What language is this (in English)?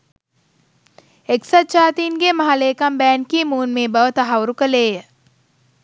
Sinhala